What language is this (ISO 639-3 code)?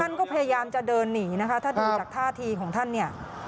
tha